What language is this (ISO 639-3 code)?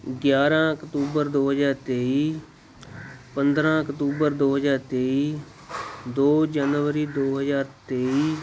pan